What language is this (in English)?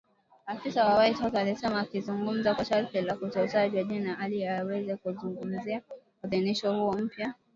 Swahili